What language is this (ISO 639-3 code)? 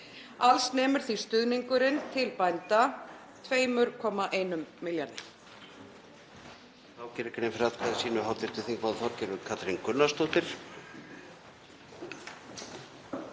isl